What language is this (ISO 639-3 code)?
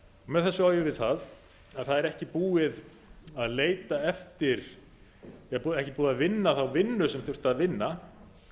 isl